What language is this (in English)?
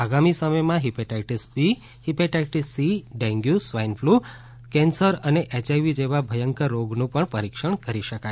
Gujarati